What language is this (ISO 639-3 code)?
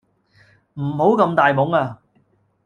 yue